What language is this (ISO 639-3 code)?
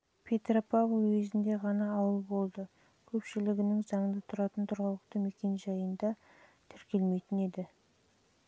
kaz